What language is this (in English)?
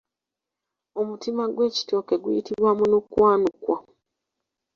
Ganda